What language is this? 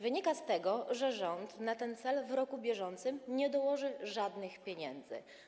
Polish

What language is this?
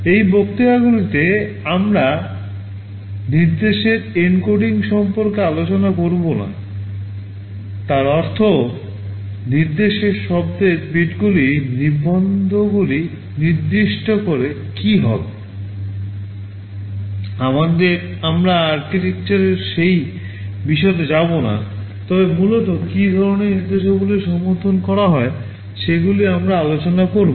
Bangla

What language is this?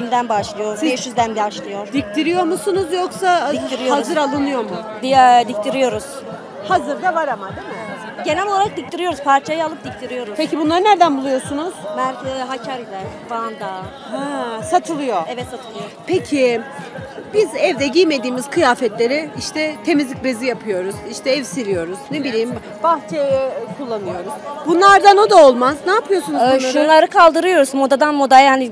Turkish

